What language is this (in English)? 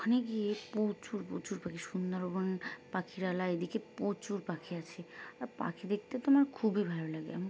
Bangla